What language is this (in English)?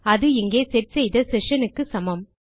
Tamil